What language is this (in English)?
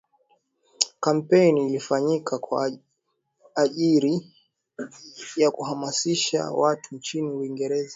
Swahili